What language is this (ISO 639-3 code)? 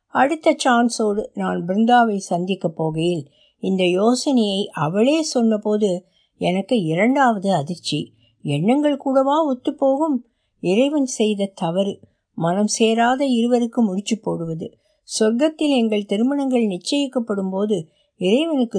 tam